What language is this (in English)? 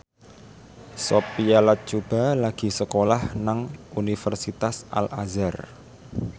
Javanese